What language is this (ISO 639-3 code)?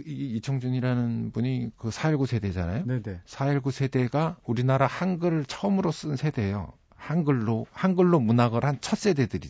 kor